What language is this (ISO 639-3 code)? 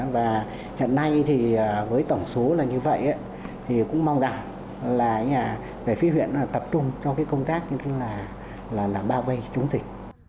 vie